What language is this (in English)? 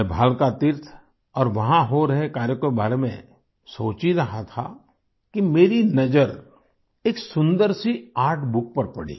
Hindi